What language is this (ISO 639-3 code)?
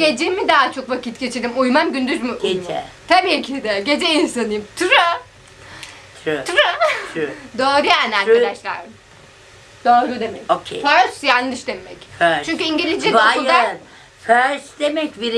tur